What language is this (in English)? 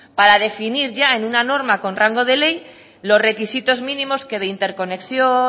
Spanish